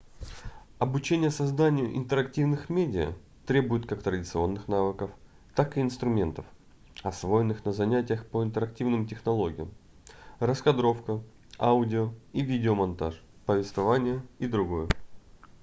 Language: Russian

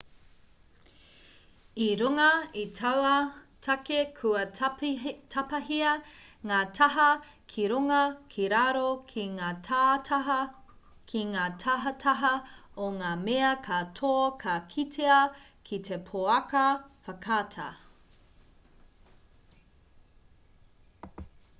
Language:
Māori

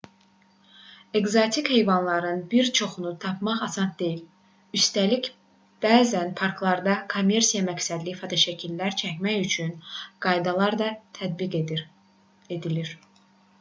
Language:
Azerbaijani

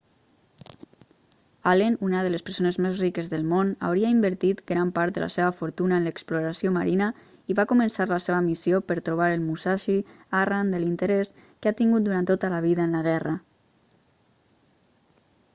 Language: Catalan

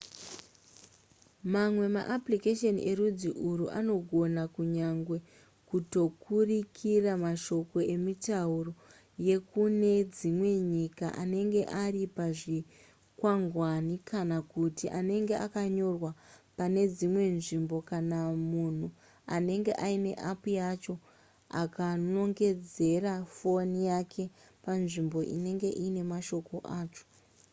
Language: Shona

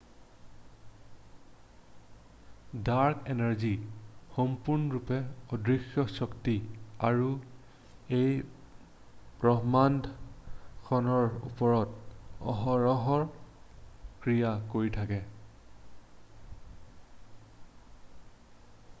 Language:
Assamese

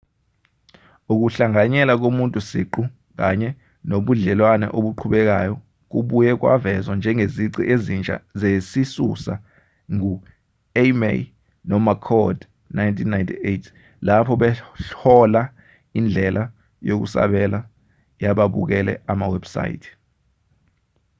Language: Zulu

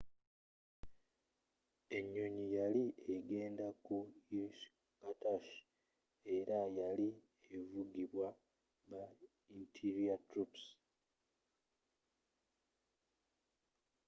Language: Ganda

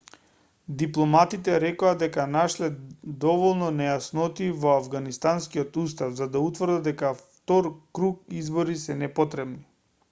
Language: Macedonian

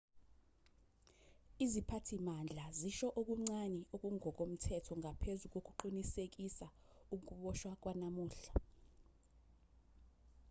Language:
Zulu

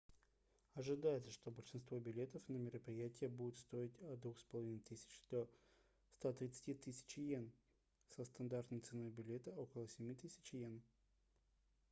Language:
Russian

